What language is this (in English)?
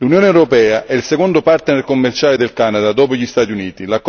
Italian